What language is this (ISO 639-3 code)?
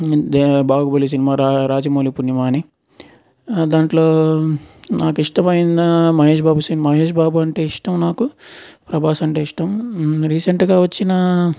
tel